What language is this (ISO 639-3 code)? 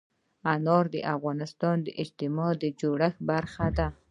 pus